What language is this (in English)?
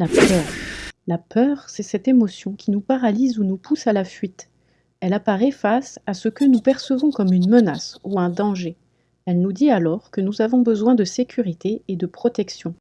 French